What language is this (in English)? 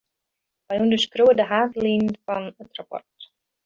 Western Frisian